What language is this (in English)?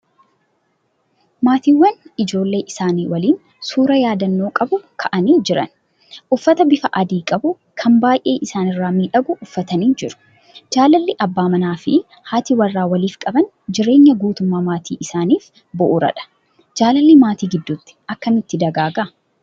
Oromo